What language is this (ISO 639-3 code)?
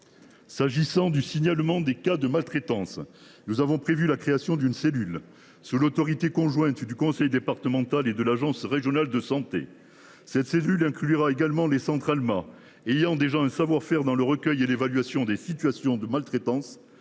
fra